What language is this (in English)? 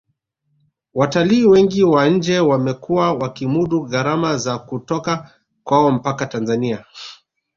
Swahili